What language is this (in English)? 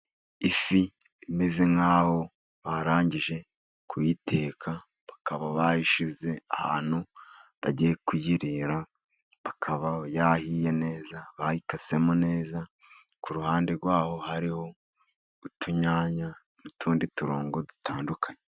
Kinyarwanda